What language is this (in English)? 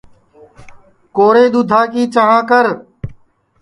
Sansi